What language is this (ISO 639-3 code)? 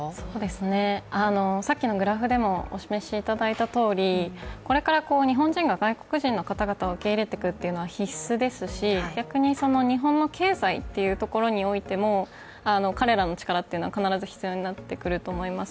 jpn